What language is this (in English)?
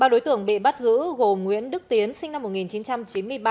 Vietnamese